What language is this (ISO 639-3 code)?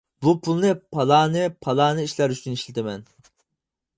uig